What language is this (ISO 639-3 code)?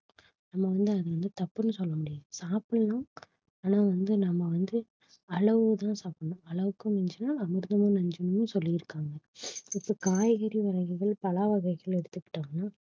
tam